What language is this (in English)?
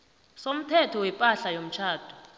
South Ndebele